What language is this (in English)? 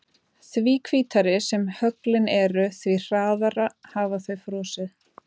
Icelandic